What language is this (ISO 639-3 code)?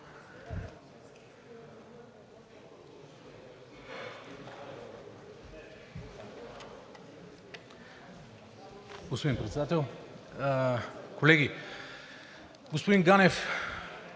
bul